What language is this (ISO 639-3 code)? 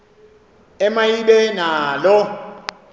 xho